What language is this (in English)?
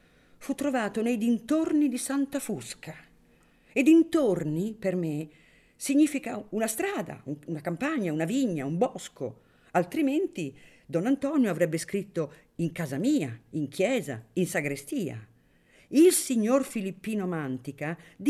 Italian